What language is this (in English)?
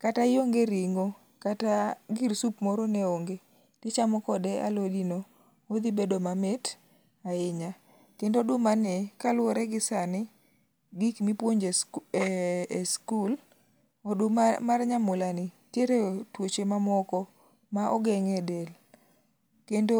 Luo (Kenya and Tanzania)